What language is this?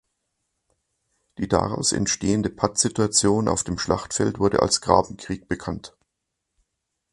German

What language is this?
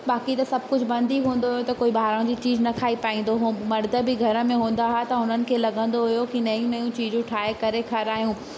Sindhi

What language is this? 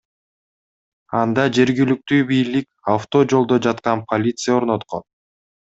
Kyrgyz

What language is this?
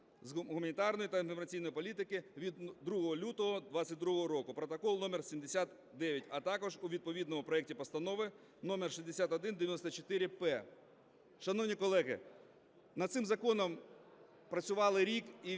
Ukrainian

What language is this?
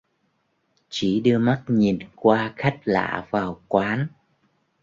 Vietnamese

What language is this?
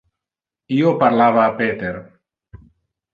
Interlingua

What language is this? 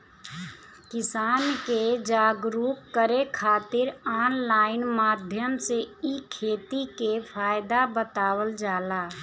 Bhojpuri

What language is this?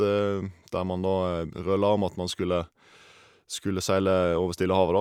Norwegian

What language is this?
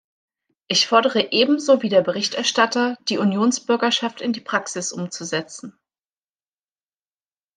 German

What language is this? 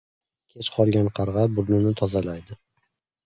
Uzbek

